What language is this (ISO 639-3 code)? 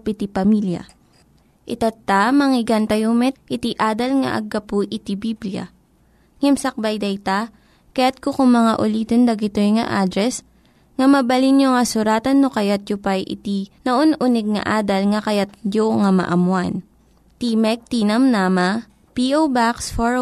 fil